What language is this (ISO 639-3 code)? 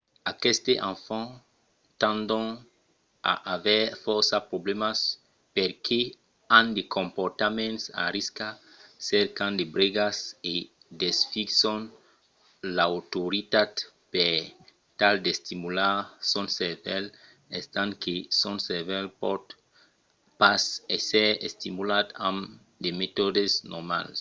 oci